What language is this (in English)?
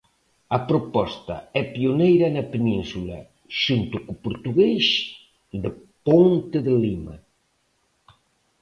Galician